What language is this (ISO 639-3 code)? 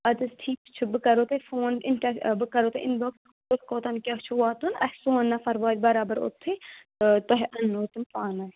kas